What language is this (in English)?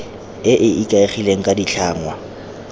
Tswana